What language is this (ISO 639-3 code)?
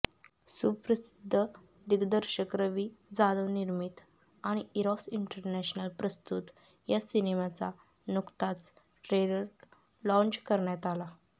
mar